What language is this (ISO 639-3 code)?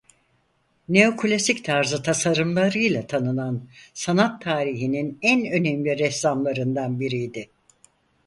tur